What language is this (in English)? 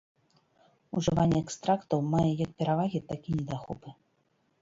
Belarusian